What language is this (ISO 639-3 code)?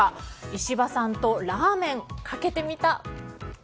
jpn